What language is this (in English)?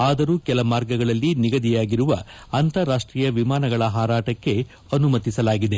Kannada